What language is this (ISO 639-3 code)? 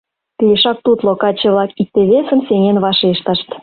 chm